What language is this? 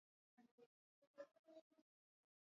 Swahili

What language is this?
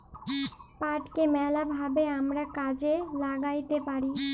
Bangla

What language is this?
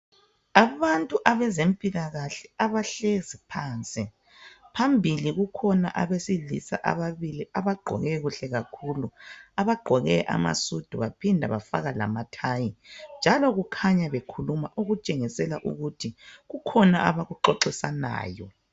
North Ndebele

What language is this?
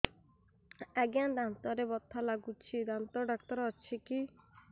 Odia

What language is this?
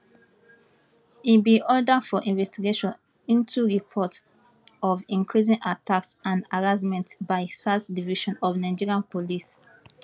Nigerian Pidgin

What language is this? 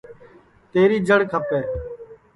Sansi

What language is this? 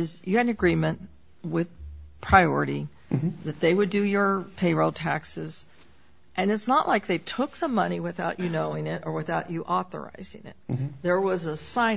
English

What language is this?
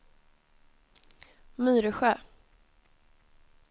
Swedish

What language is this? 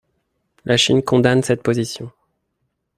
French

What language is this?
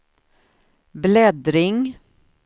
Swedish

